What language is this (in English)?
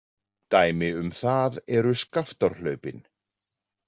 Icelandic